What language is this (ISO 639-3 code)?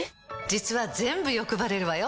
jpn